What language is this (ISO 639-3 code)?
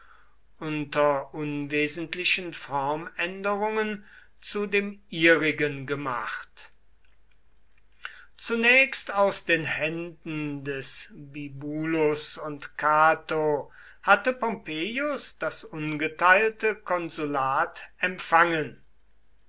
deu